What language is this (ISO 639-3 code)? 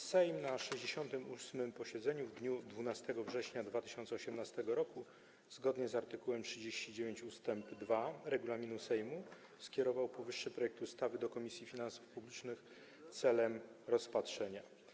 pol